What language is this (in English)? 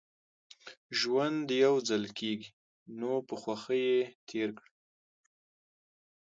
Pashto